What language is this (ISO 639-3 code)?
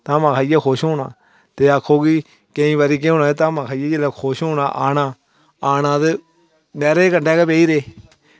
doi